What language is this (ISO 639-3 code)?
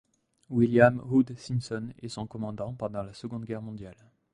fra